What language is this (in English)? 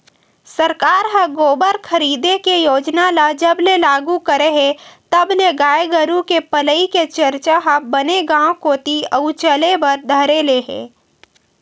Chhattisgarhi